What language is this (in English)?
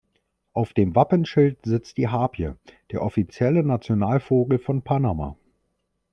German